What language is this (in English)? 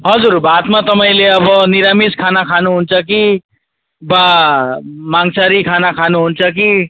Nepali